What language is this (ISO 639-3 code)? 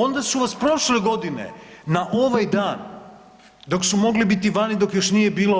hrv